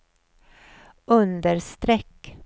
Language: Swedish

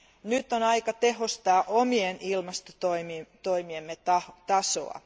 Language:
Finnish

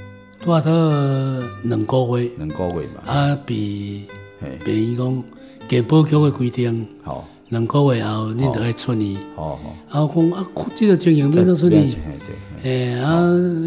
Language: Chinese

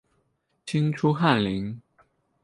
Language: Chinese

